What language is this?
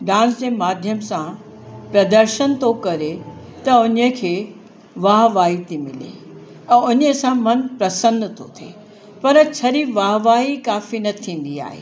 Sindhi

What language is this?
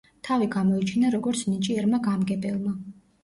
Georgian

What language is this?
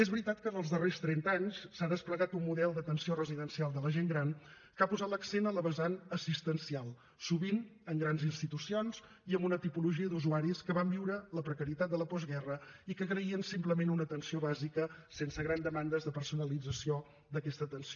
Catalan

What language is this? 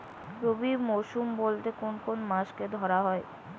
Bangla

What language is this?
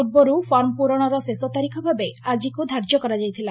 Odia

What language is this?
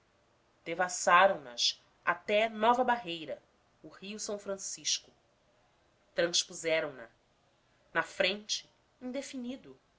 Portuguese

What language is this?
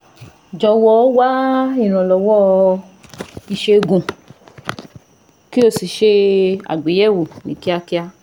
Yoruba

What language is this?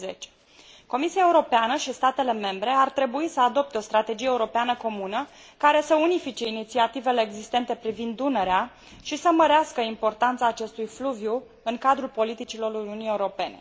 Romanian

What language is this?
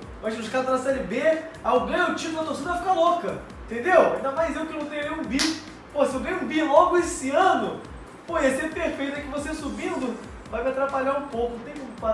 Portuguese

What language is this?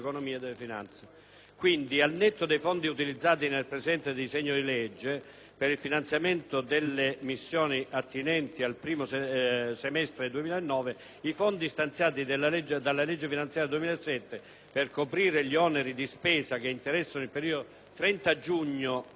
Italian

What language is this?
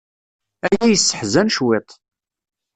Kabyle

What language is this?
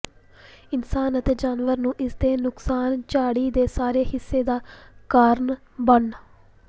Punjabi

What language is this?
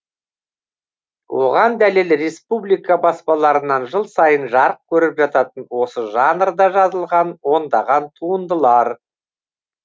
Kazakh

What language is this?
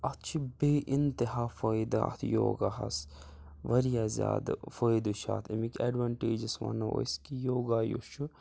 Kashmiri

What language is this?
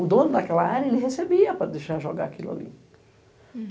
Portuguese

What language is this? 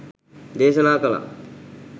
Sinhala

